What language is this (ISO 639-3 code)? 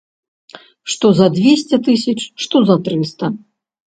bel